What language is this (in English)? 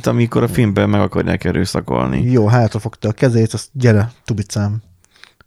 Hungarian